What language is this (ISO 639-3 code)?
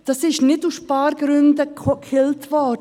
gsw